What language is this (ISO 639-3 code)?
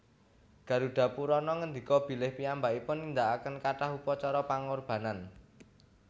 jav